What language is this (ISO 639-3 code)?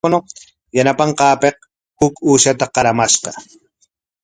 qwa